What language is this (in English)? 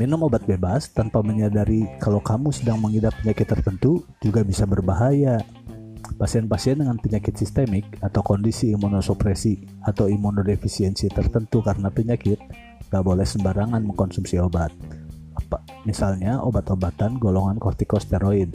Indonesian